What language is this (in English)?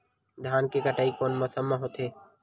Chhattisgarhi